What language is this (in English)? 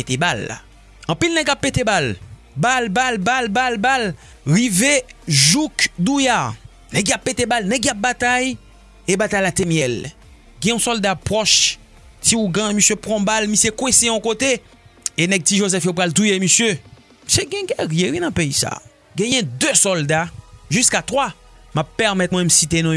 French